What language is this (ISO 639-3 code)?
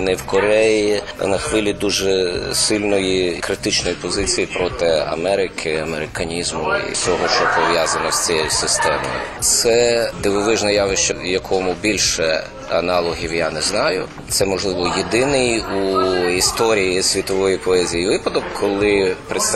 ukr